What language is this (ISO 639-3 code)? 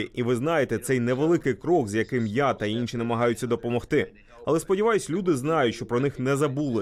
ukr